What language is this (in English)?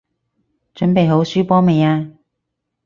Cantonese